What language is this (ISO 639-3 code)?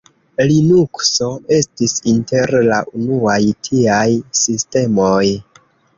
epo